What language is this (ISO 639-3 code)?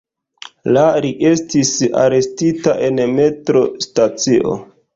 epo